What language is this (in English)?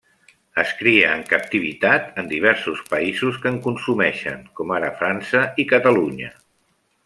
Catalan